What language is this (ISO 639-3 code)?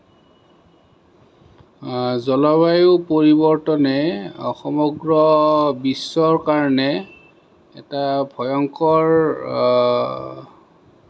asm